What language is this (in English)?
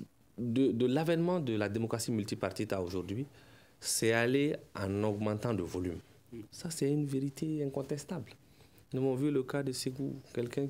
French